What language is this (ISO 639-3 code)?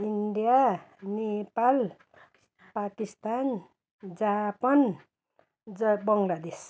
nep